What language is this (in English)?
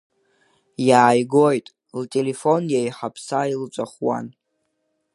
Abkhazian